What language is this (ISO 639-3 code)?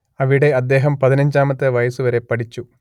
mal